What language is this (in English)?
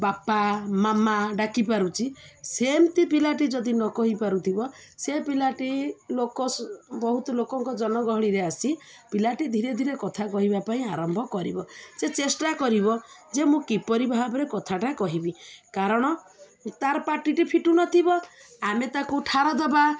Odia